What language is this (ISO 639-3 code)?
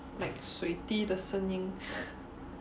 eng